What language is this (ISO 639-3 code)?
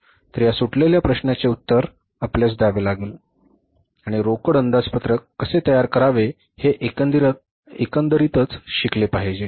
mar